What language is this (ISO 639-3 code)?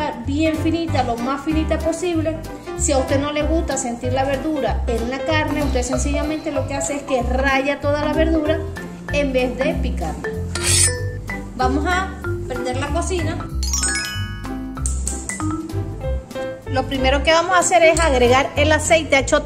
spa